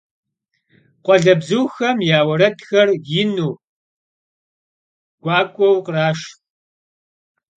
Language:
Kabardian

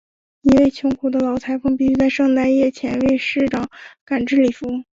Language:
Chinese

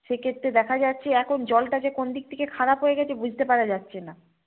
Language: Bangla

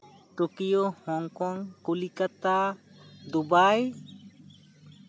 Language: Santali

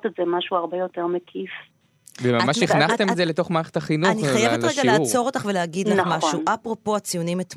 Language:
Hebrew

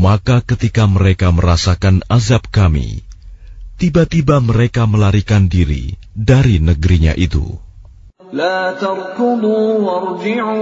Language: Indonesian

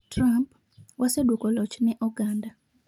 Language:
Luo (Kenya and Tanzania)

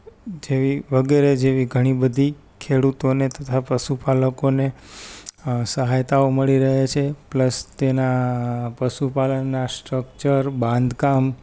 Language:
Gujarati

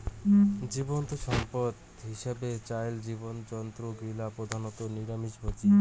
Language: Bangla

